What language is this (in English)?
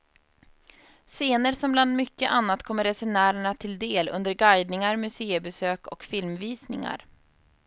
Swedish